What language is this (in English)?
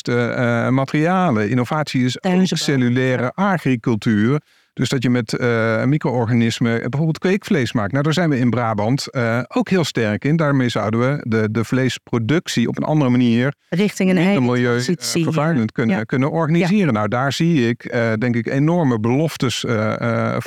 Dutch